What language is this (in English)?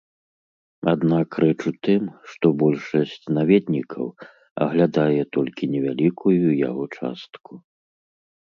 Belarusian